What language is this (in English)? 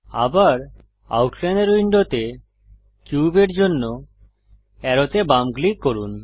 Bangla